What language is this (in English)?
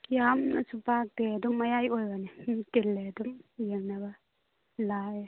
Manipuri